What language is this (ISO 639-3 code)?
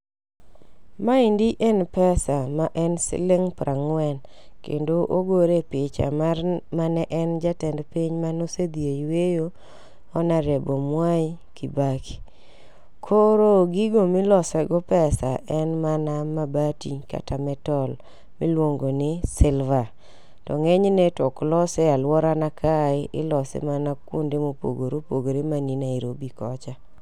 luo